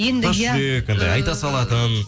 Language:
Kazakh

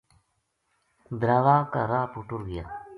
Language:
Gujari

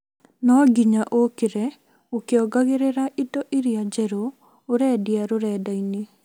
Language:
Kikuyu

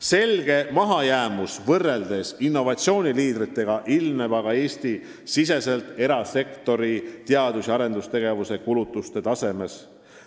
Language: Estonian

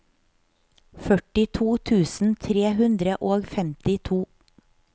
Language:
Norwegian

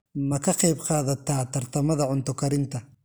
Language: Somali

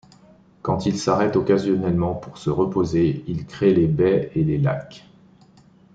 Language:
French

